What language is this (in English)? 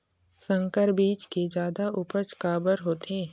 Chhattisgarhi